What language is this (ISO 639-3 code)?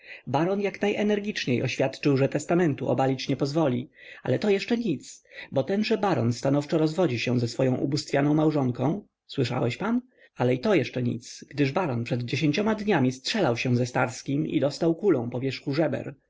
pol